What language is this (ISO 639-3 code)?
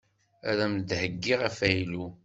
kab